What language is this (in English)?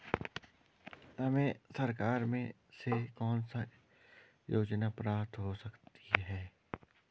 Hindi